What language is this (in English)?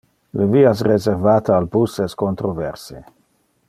Interlingua